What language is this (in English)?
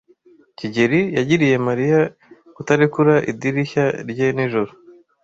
Kinyarwanda